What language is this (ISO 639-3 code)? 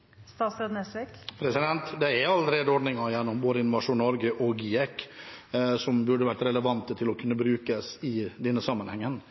nor